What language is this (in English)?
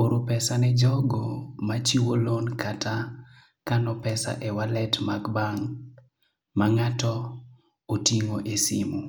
Luo (Kenya and Tanzania)